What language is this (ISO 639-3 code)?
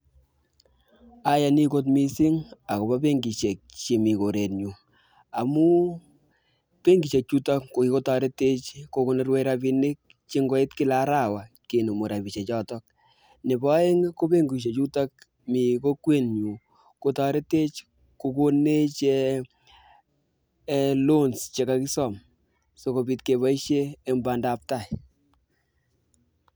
kln